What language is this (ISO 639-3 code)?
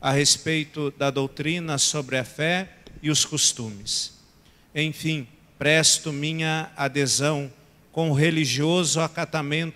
por